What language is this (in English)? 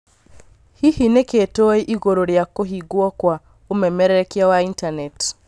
Kikuyu